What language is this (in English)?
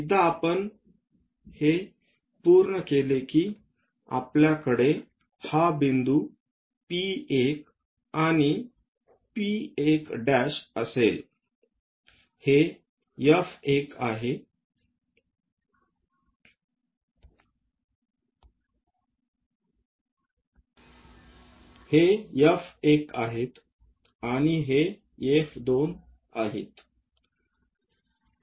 Marathi